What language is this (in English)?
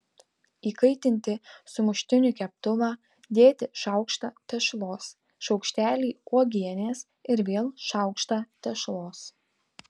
Lithuanian